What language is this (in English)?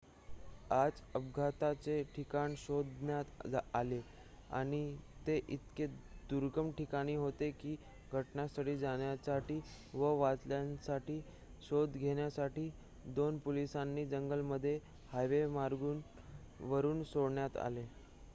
Marathi